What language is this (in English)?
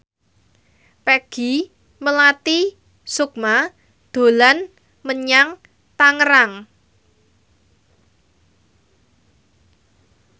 Javanese